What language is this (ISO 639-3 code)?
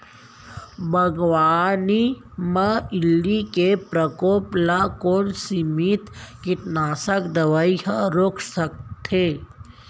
hne